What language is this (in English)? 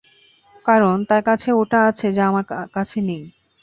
Bangla